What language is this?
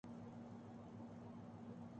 Urdu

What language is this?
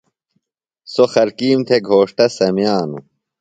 Phalura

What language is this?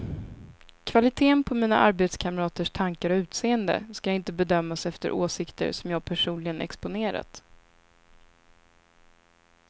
Swedish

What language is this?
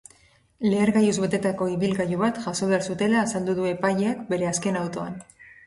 Basque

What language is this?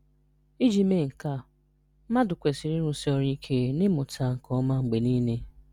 Igbo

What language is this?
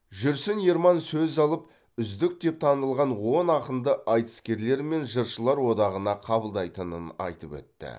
Kazakh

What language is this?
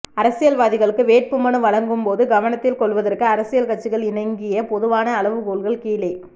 Tamil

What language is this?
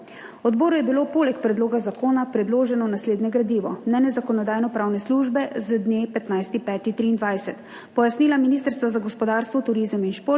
Slovenian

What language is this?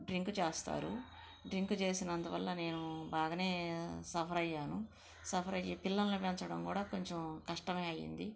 Telugu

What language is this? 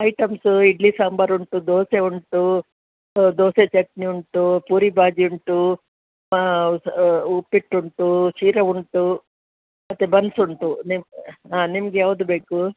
Kannada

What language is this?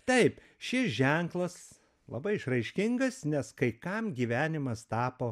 Lithuanian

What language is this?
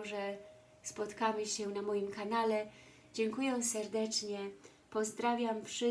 Polish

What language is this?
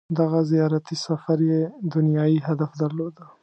Pashto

